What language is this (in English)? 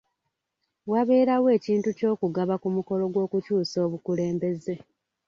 Ganda